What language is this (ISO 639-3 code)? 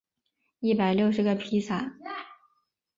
zho